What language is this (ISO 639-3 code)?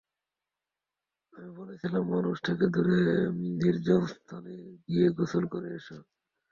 ben